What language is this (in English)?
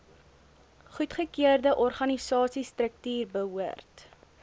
Afrikaans